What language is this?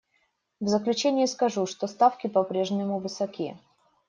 Russian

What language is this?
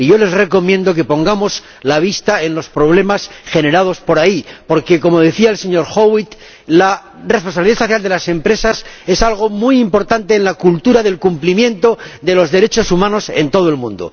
Spanish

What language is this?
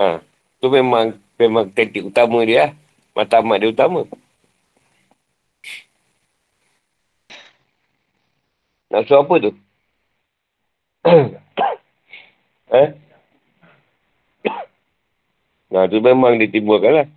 Malay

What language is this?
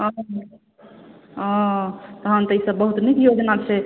Maithili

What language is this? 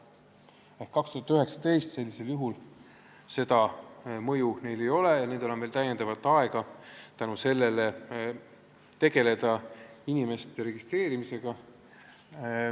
Estonian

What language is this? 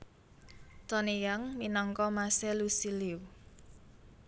Javanese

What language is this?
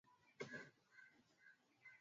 Swahili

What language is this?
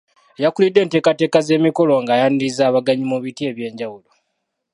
Ganda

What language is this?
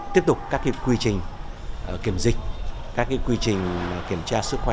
Vietnamese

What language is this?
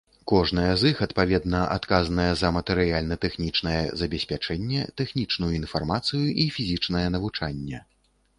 Belarusian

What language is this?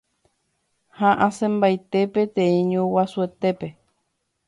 Guarani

